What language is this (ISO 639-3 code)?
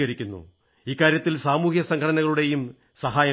mal